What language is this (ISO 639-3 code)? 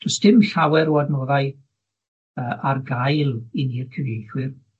cym